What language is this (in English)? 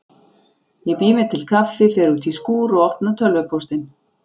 Icelandic